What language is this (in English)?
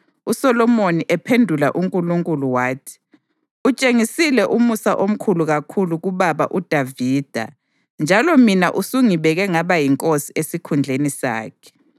North Ndebele